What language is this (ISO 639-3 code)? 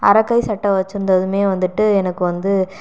tam